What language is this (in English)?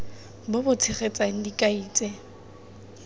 Tswana